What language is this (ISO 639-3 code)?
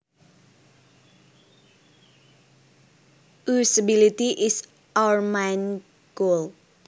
jav